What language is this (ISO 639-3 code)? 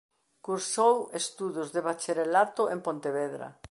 glg